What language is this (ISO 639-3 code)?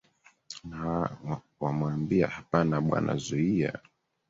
swa